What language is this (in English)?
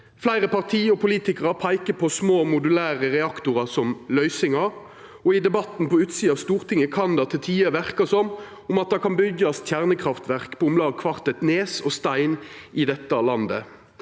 Norwegian